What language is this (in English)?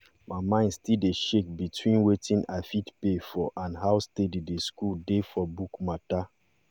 Nigerian Pidgin